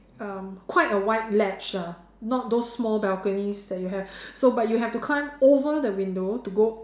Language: English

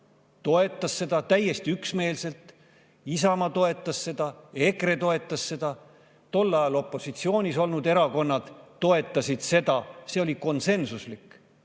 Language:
Estonian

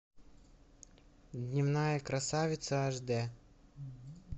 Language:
Russian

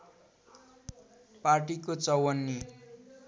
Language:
Nepali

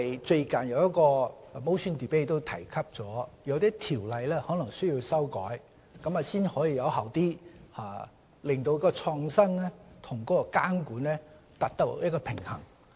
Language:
Cantonese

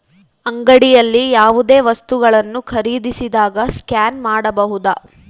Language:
Kannada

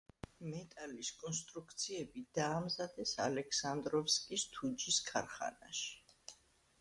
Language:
Georgian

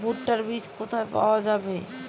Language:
Bangla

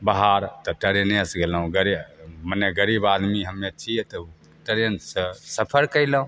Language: Maithili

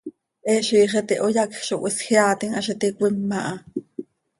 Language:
Seri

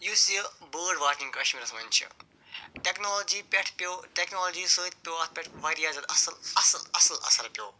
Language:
Kashmiri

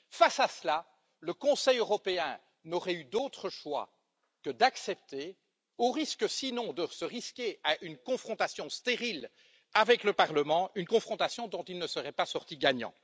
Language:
French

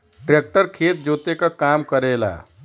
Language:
Bhojpuri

